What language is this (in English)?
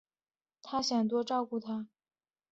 Chinese